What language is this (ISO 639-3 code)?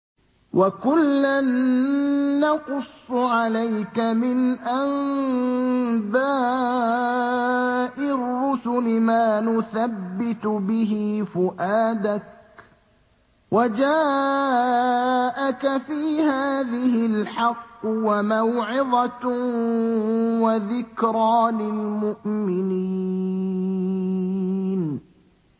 ara